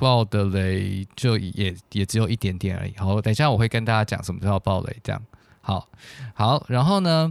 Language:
Chinese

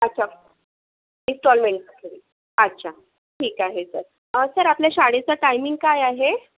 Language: Marathi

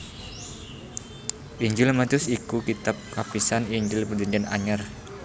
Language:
Javanese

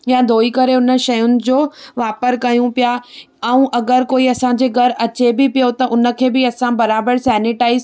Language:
Sindhi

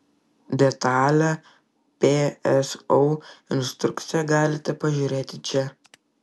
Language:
Lithuanian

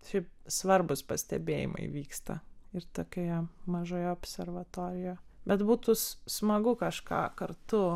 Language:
Lithuanian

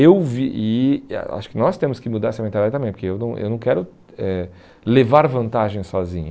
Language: Portuguese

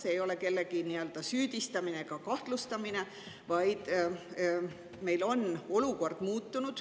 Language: Estonian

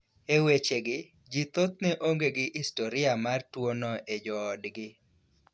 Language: Luo (Kenya and Tanzania)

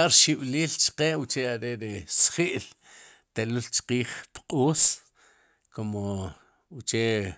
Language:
Sipacapense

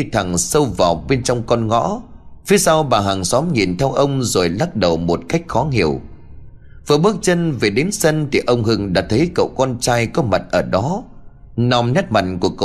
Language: Vietnamese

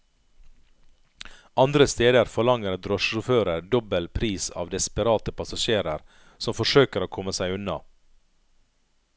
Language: Norwegian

